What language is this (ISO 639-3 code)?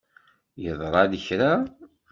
kab